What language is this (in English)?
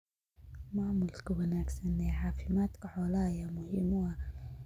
Somali